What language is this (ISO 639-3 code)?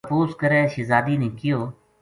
gju